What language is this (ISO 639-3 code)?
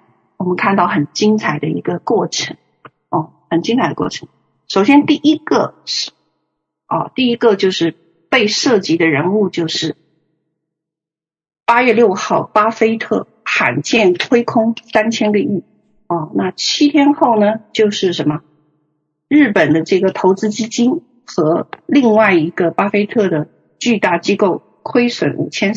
zho